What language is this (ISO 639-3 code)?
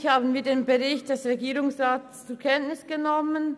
gsw